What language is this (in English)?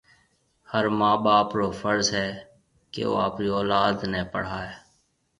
Marwari (Pakistan)